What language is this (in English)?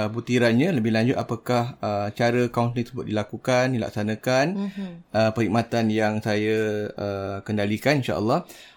Malay